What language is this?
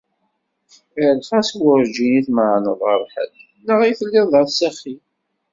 Kabyle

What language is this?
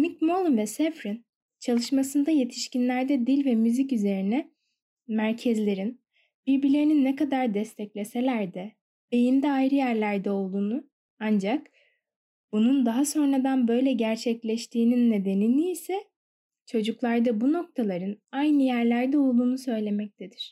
Turkish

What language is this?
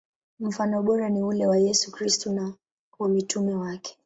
Swahili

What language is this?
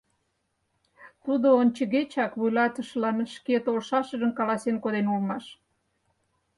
Mari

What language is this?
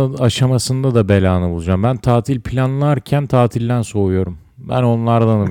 Turkish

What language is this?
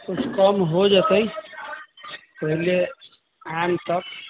Maithili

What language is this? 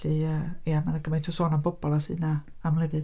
Welsh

